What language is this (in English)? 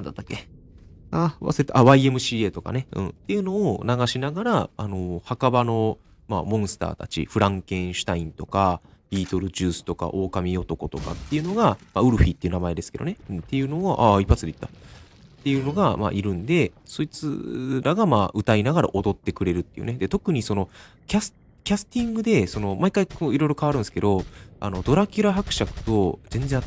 Japanese